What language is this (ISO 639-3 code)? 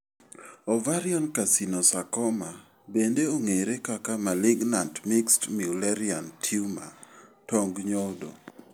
luo